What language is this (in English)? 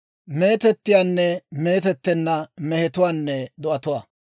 Dawro